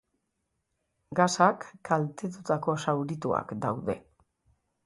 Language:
Basque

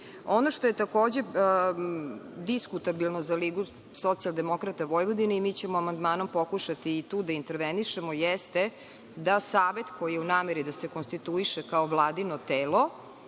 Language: Serbian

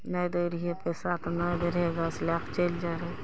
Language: Maithili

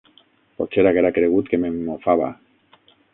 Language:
Catalan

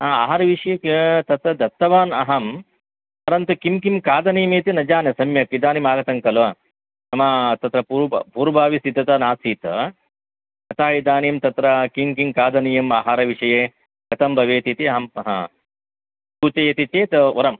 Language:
Sanskrit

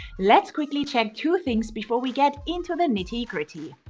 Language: English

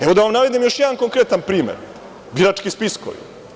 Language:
Serbian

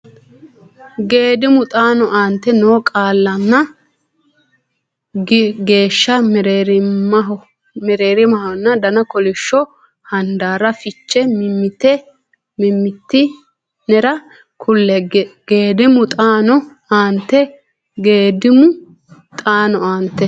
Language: Sidamo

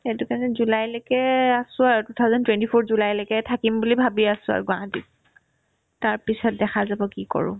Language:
Assamese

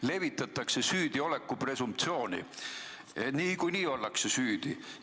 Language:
Estonian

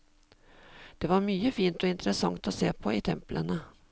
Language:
Norwegian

